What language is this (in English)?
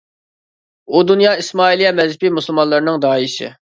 Uyghur